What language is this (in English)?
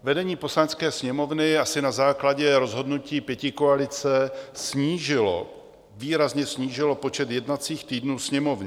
Czech